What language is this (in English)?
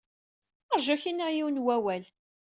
Kabyle